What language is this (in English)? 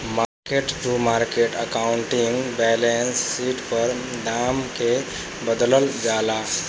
Bhojpuri